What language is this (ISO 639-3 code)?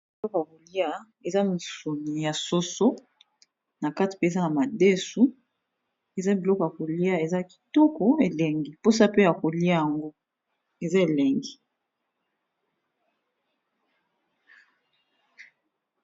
lin